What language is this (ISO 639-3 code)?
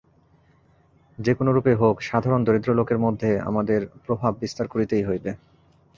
ben